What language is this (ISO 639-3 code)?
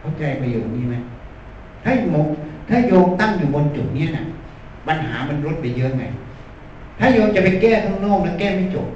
tha